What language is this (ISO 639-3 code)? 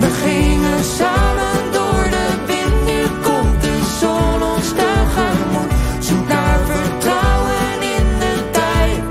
nld